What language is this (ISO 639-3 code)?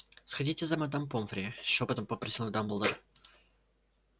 rus